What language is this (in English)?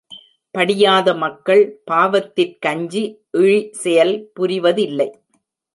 Tamil